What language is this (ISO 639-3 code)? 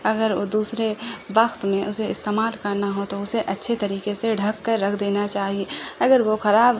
urd